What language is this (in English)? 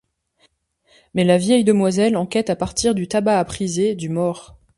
French